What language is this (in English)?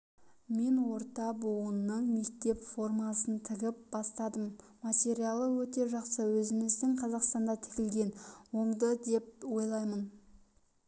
Kazakh